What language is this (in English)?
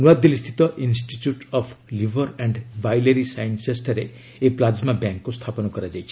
Odia